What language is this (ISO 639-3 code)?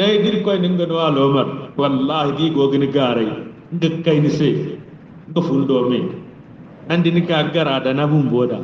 ind